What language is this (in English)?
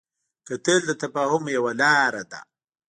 Pashto